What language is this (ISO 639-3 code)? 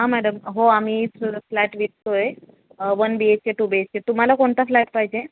mar